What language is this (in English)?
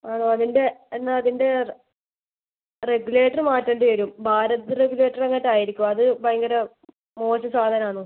Malayalam